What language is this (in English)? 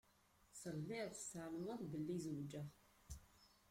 Kabyle